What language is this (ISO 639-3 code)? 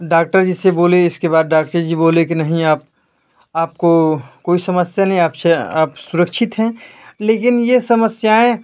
hin